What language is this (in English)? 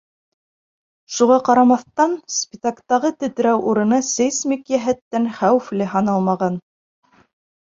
Bashkir